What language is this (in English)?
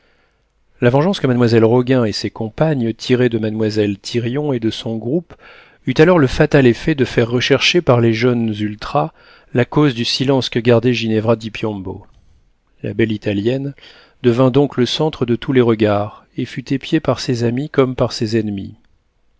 French